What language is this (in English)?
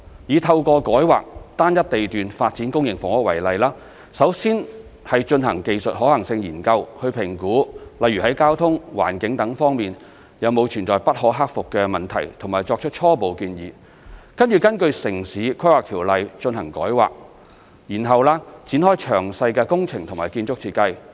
Cantonese